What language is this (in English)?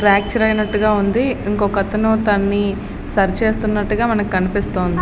Telugu